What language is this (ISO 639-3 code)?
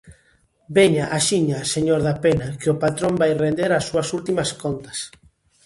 glg